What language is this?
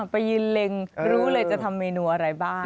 Thai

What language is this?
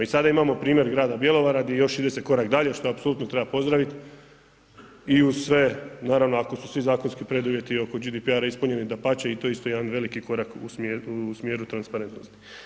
Croatian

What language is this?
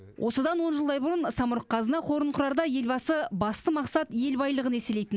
Kazakh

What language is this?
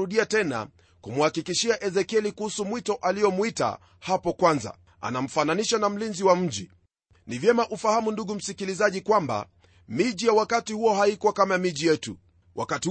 Swahili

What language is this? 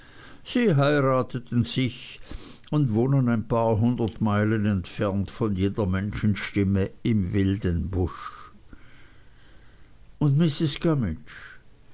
German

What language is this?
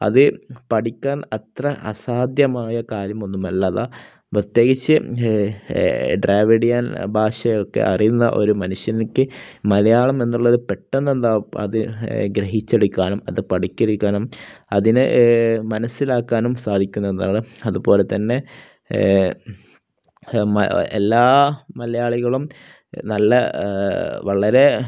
Malayalam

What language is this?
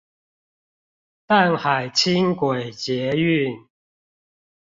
Chinese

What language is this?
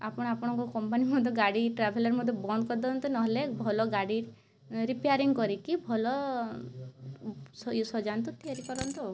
Odia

